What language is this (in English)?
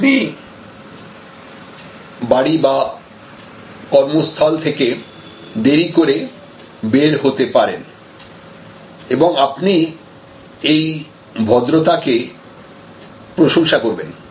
Bangla